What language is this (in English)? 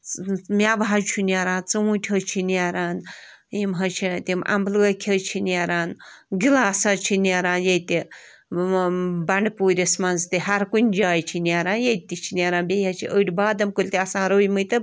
Kashmiri